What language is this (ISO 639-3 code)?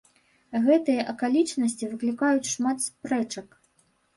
bel